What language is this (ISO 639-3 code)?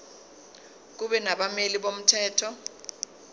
zul